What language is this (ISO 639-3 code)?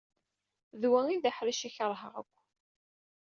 kab